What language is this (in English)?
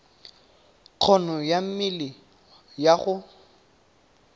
Tswana